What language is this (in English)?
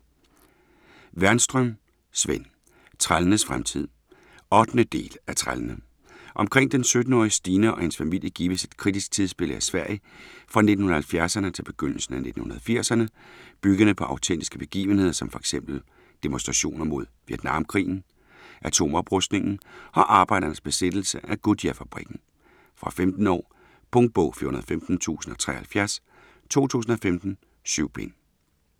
Danish